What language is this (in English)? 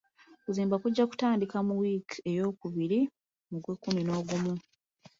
Ganda